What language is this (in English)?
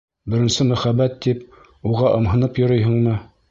Bashkir